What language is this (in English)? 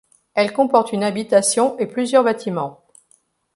French